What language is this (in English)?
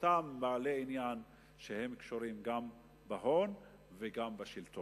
Hebrew